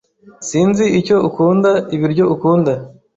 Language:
Kinyarwanda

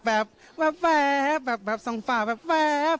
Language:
Thai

